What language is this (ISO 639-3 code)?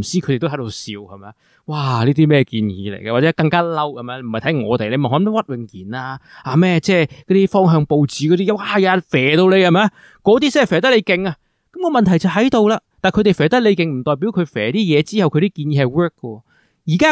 zho